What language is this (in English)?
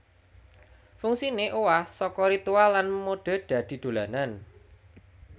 Javanese